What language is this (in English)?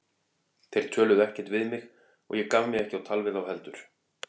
Icelandic